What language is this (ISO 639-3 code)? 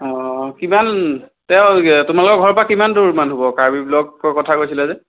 asm